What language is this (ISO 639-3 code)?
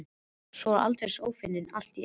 isl